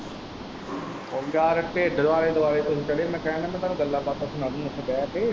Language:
Punjabi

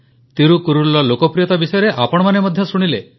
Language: Odia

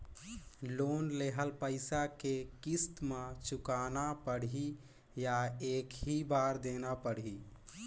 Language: Chhattisgarhi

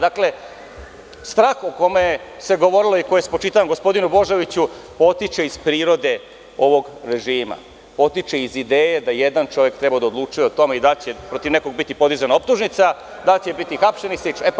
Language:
Serbian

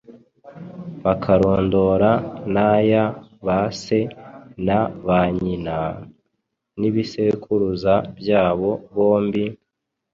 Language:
Kinyarwanda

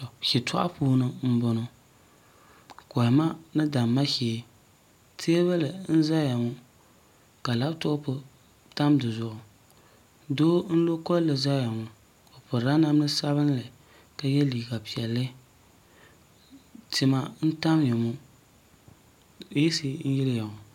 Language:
Dagbani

